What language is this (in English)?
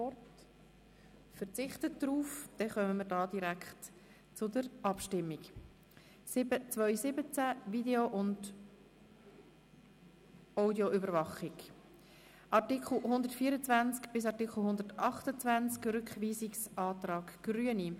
Swiss German